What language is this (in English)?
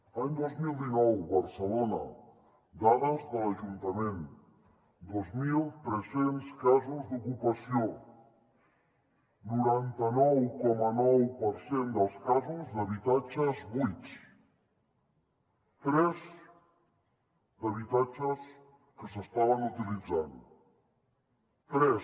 Catalan